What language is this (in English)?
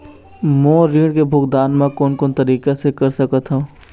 Chhattisgarhi